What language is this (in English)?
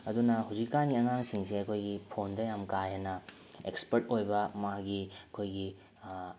Manipuri